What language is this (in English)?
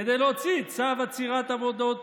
Hebrew